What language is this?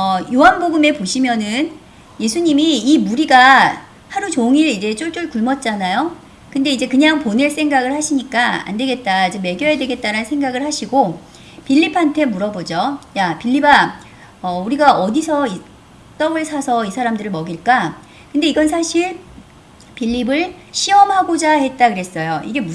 Korean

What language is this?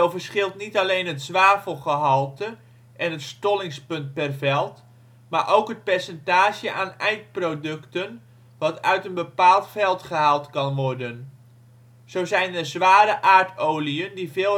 Dutch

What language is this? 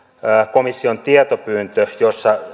Finnish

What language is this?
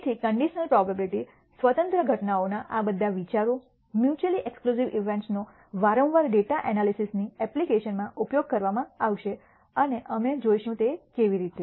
Gujarati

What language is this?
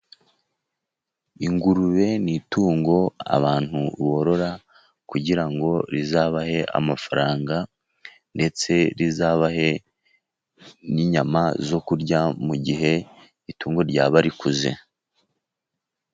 Kinyarwanda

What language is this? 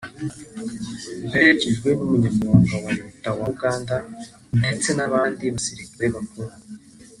Kinyarwanda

